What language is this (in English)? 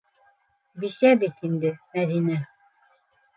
Bashkir